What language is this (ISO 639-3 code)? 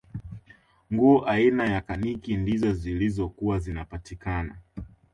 swa